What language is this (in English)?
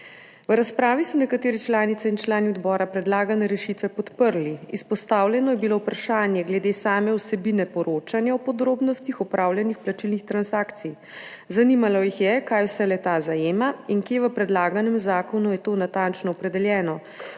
Slovenian